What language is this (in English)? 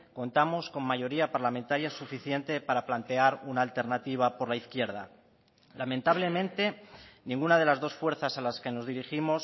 Spanish